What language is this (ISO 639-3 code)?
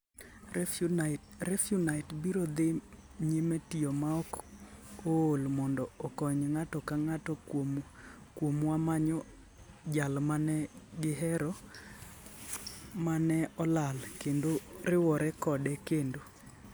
luo